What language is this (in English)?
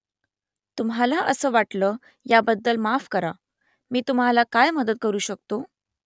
Marathi